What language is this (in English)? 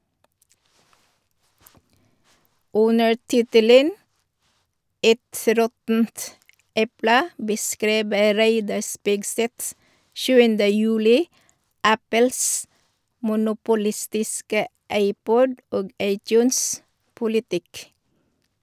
Norwegian